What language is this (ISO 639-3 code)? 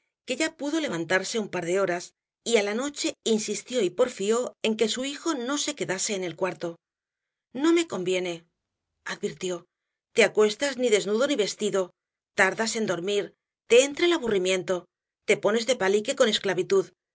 spa